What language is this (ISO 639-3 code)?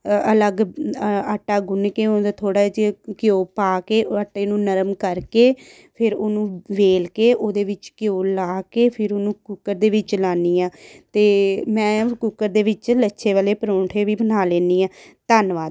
pan